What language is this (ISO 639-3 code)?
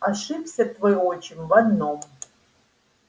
rus